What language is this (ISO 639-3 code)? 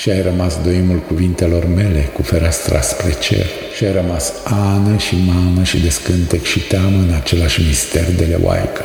ron